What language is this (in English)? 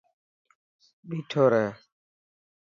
Dhatki